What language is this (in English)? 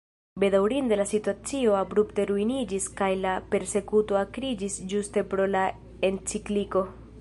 Esperanto